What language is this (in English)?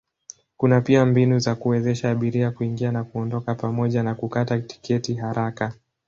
Swahili